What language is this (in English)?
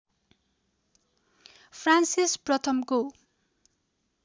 Nepali